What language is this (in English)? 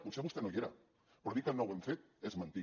Catalan